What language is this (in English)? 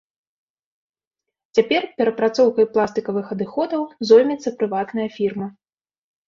Belarusian